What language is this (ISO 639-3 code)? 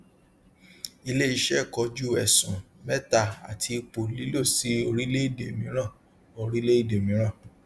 yor